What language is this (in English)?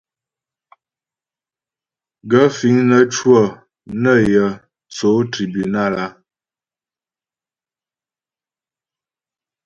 Ghomala